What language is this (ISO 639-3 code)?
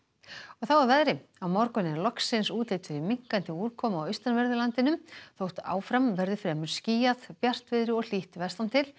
isl